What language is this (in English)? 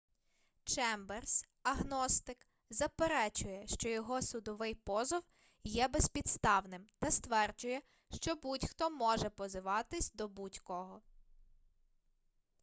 Ukrainian